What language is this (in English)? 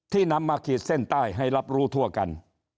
Thai